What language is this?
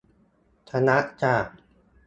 Thai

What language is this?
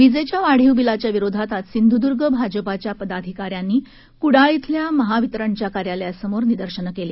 Marathi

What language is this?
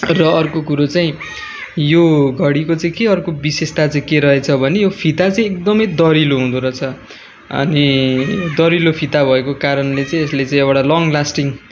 Nepali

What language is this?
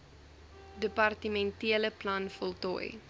Afrikaans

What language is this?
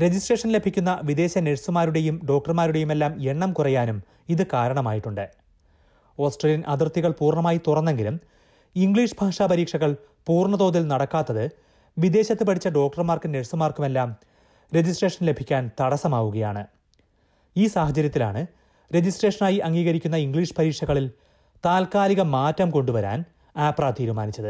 Malayalam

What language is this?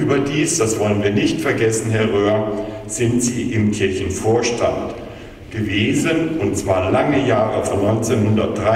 German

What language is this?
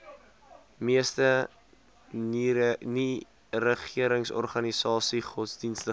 Afrikaans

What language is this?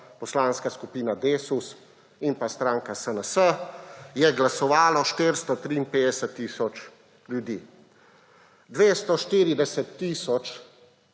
Slovenian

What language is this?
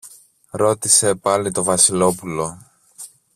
Greek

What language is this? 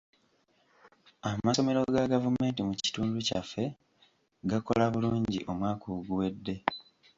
Ganda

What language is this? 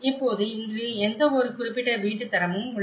Tamil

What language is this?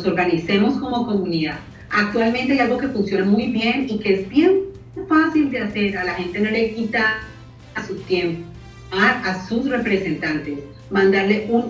Spanish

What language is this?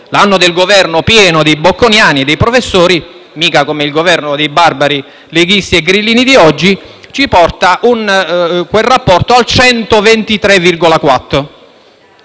Italian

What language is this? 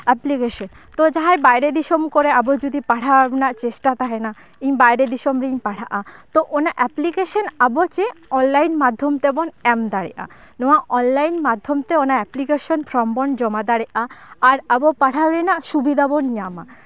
Santali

